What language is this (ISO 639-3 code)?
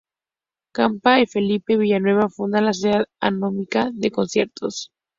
spa